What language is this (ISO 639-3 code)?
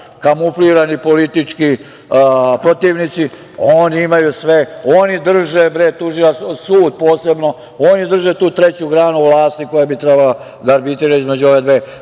srp